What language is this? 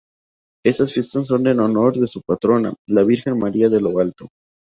Spanish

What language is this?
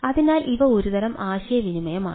Malayalam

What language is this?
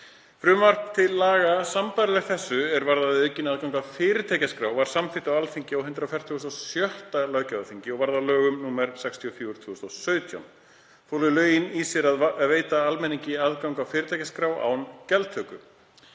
Icelandic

